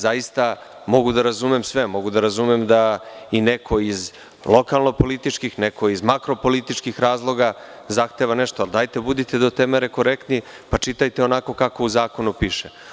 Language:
Serbian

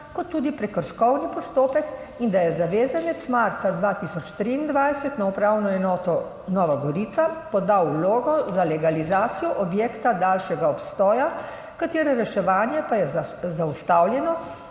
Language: Slovenian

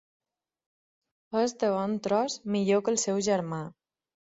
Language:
Catalan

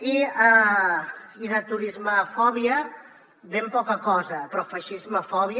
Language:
Catalan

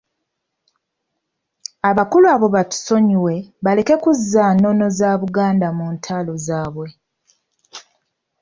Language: Ganda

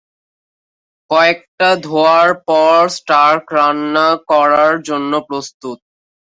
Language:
Bangla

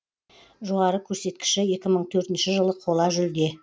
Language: Kazakh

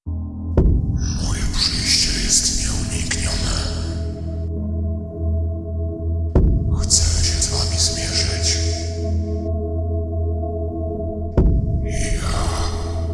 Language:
Polish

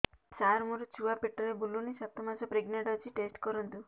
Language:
Odia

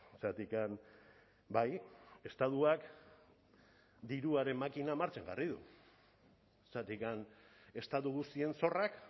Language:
Basque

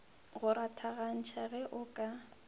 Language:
Northern Sotho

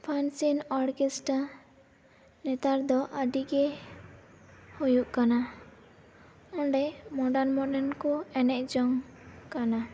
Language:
Santali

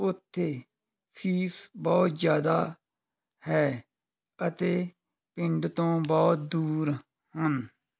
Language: Punjabi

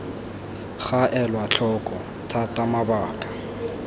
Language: Tswana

